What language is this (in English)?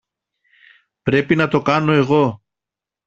Greek